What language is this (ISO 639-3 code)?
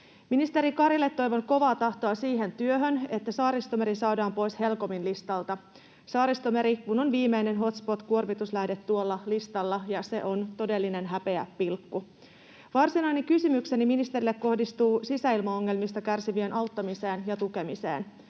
fin